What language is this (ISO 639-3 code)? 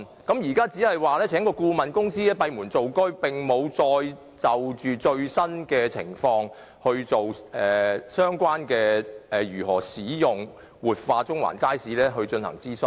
yue